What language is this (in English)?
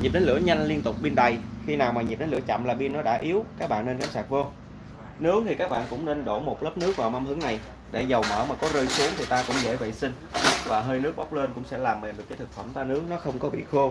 Vietnamese